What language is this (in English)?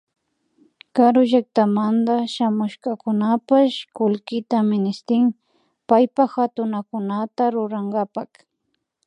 Imbabura Highland Quichua